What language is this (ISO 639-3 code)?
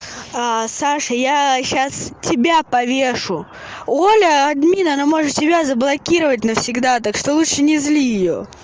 rus